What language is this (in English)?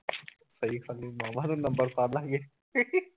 Punjabi